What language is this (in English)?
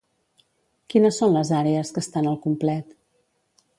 Catalan